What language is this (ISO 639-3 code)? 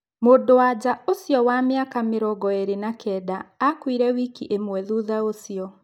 kik